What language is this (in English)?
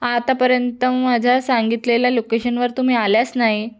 Marathi